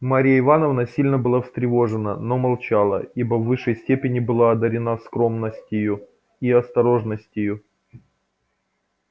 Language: Russian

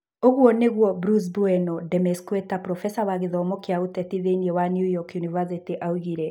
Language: Kikuyu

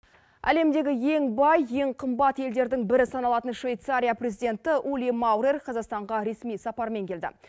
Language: Kazakh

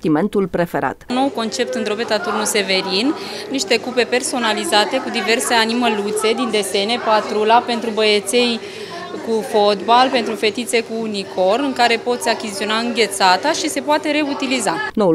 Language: Romanian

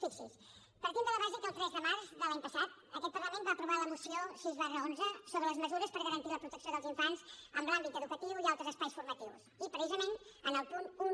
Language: Catalan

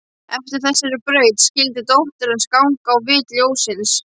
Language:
Icelandic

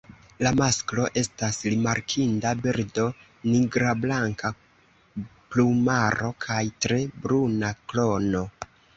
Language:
Esperanto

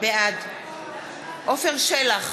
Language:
Hebrew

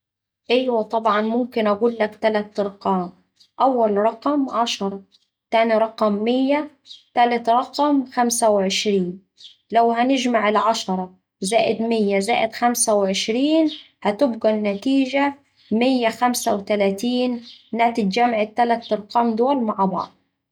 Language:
Saidi Arabic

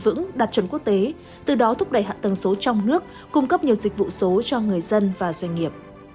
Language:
Vietnamese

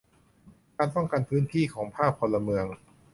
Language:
Thai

